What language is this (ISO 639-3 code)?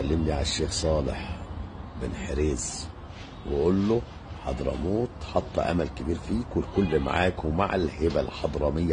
ara